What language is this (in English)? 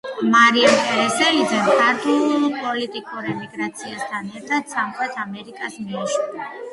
Georgian